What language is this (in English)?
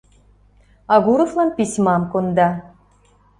Mari